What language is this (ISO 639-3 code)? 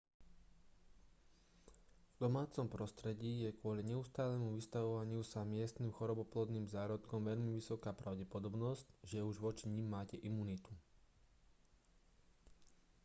slk